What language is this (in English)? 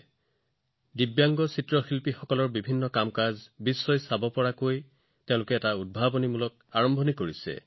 Assamese